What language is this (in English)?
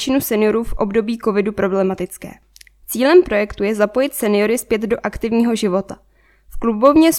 Czech